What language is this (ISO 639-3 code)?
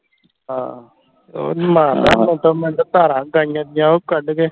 pan